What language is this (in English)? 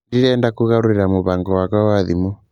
Kikuyu